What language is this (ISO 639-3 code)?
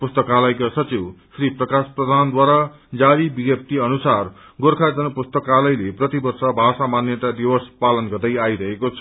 nep